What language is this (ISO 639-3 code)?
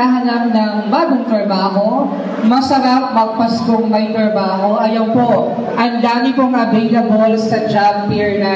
fil